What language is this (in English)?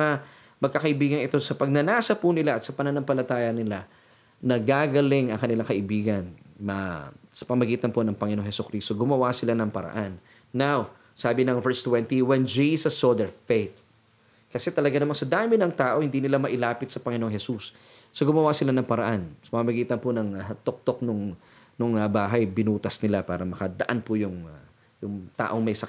Filipino